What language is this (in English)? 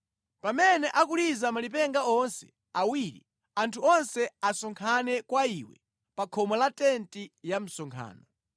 Nyanja